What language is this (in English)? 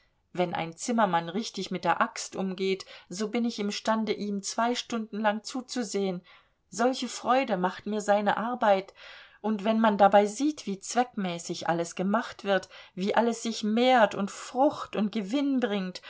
German